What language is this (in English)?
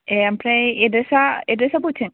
Bodo